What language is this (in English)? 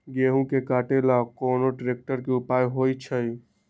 Magahi